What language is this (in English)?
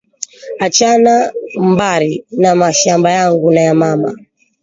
Swahili